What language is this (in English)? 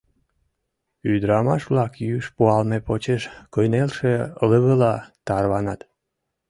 Mari